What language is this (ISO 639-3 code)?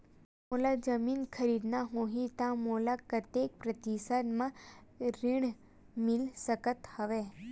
hne